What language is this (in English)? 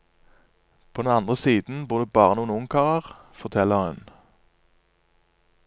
Norwegian